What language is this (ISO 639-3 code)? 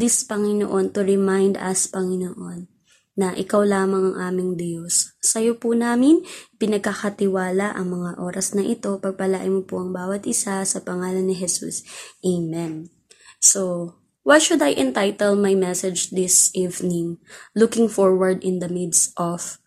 fil